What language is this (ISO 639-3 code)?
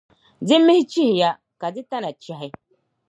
dag